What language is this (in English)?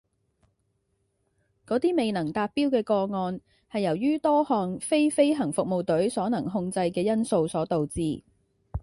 Cantonese